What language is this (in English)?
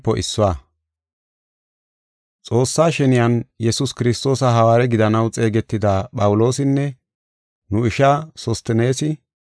Gofa